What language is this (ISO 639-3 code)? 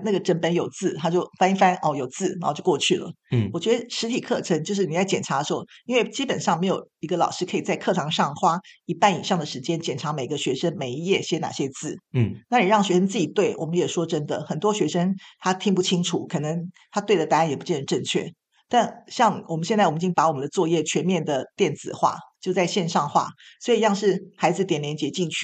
zho